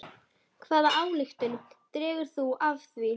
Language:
Icelandic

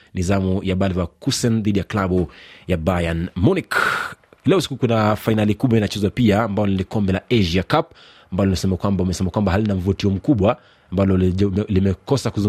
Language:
Swahili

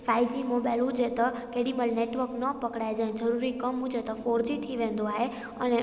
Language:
Sindhi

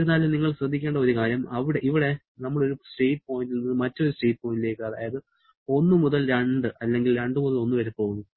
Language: Malayalam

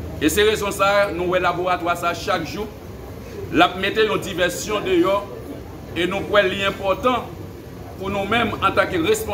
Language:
French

